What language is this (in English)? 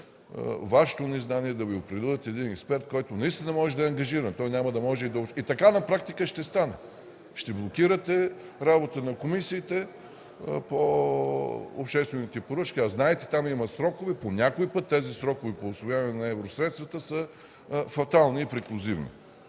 Bulgarian